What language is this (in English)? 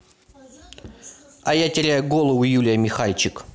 Russian